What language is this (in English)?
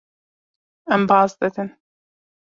Kurdish